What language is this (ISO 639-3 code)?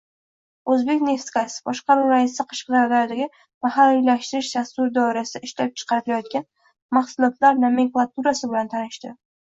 uzb